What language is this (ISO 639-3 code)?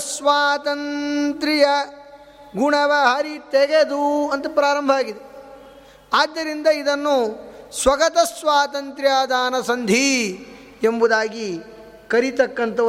kan